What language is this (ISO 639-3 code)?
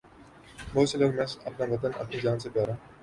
urd